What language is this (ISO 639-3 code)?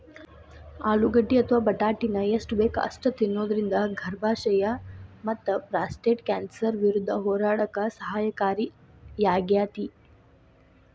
kan